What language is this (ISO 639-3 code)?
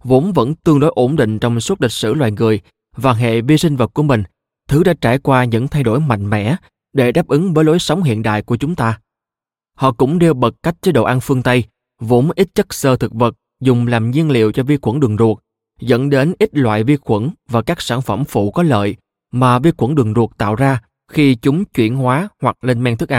vie